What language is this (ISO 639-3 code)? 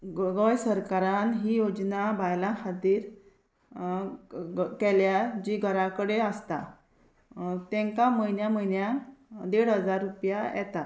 kok